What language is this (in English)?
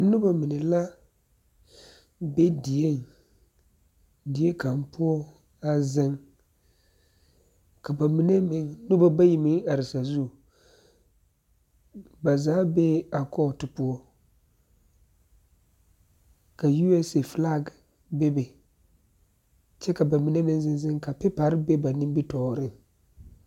Southern Dagaare